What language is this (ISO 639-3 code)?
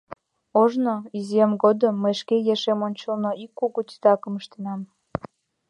chm